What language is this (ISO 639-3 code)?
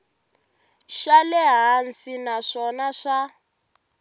tso